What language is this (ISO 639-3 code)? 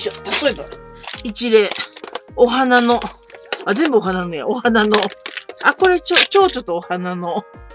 jpn